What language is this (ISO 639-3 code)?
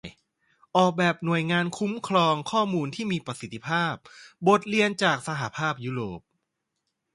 tha